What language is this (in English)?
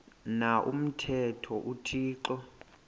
Xhosa